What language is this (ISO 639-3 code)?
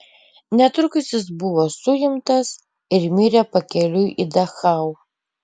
lit